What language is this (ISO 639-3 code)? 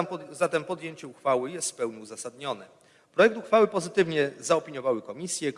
pol